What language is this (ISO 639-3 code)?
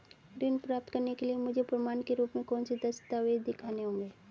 hin